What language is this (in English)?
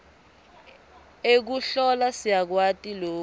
Swati